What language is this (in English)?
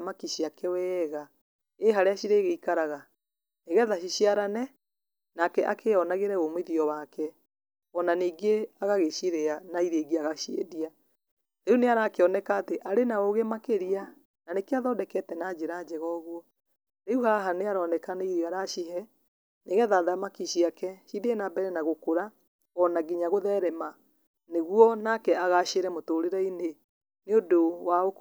Kikuyu